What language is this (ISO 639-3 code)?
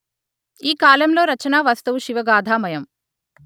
tel